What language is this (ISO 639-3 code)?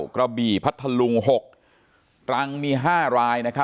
tha